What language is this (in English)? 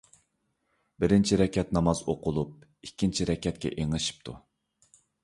Uyghur